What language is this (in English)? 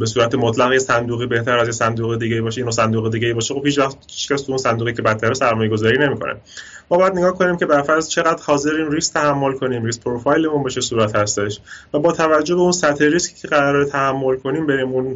Persian